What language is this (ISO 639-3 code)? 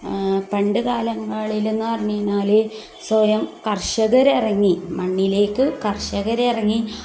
mal